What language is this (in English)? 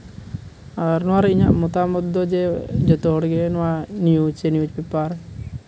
Santali